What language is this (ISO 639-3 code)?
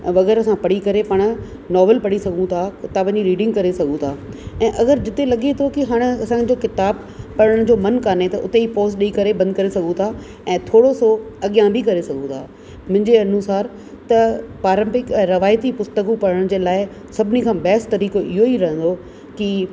snd